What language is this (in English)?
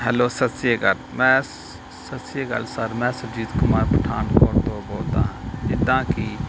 Punjabi